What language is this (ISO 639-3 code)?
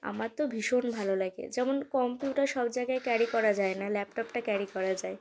ben